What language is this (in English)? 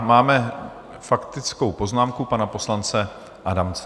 Czech